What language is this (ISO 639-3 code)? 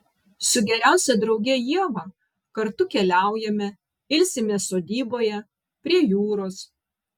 lit